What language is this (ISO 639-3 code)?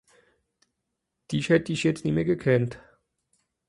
gsw